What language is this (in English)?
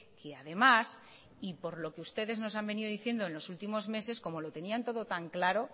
Spanish